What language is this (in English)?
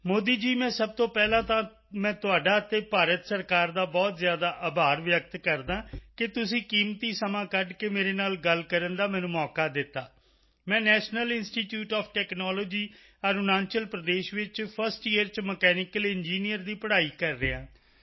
Punjabi